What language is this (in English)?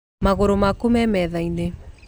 Kikuyu